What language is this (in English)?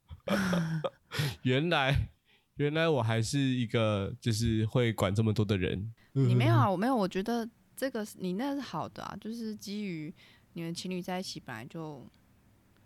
Chinese